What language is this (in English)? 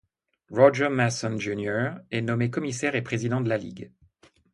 French